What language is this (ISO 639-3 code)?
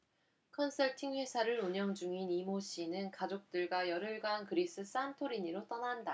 kor